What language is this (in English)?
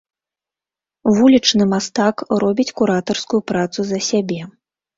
Belarusian